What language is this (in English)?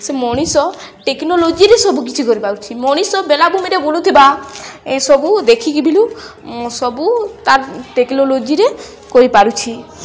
Odia